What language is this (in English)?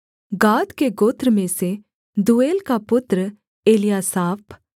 Hindi